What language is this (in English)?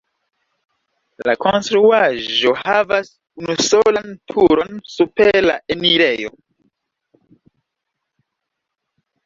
Esperanto